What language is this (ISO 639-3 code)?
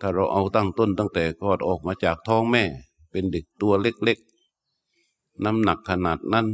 tha